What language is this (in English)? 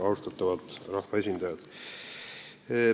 Estonian